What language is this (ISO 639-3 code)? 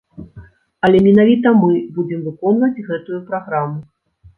bel